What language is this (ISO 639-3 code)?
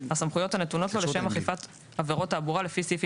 heb